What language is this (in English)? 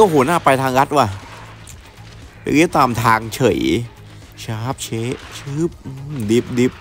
Thai